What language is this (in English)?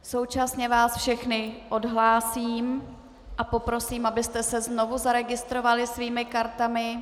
Czech